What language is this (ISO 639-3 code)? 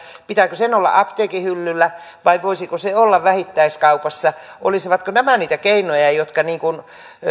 fin